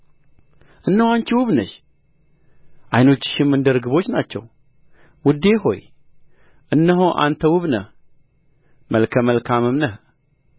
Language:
Amharic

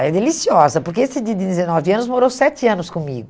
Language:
Portuguese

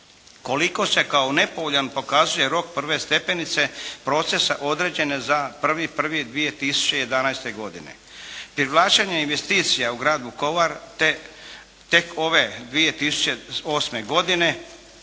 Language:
Croatian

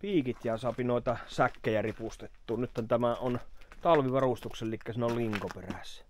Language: Finnish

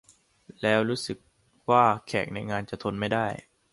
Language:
Thai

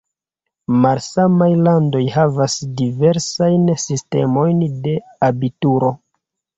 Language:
Esperanto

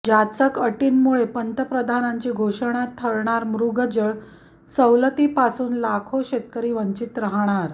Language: Marathi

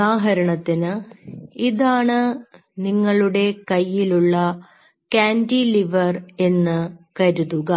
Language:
Malayalam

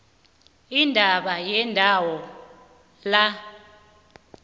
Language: South Ndebele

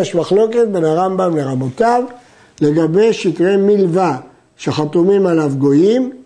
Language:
Hebrew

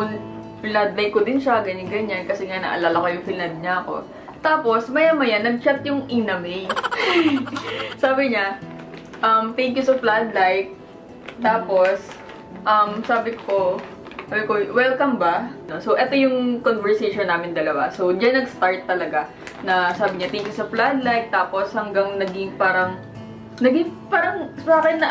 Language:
Filipino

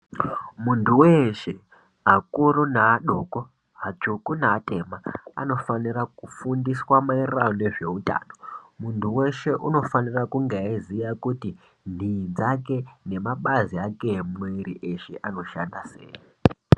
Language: Ndau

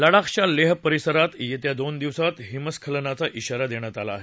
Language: Marathi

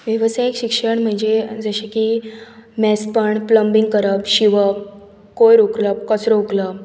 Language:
Konkani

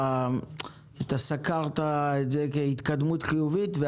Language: Hebrew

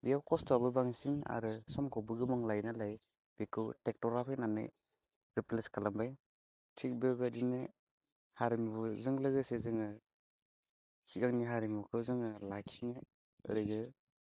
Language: Bodo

